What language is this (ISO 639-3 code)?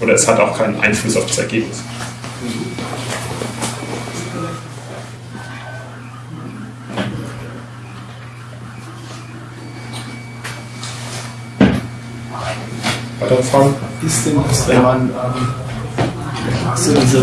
deu